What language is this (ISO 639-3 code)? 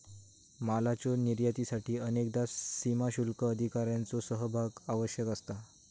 mar